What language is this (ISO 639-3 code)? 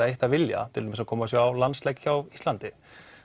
isl